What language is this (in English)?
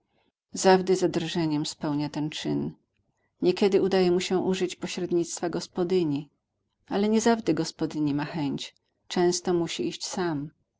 Polish